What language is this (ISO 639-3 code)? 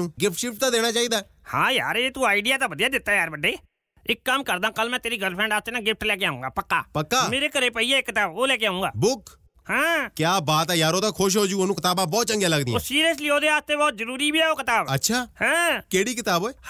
pan